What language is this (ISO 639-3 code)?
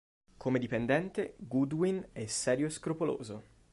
ita